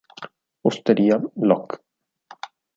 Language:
Italian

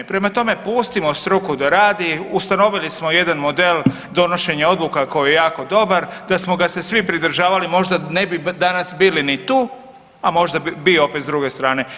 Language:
Croatian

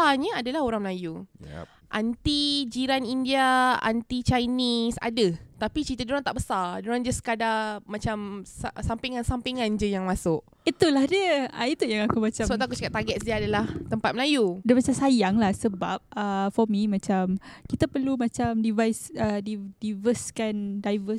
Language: Malay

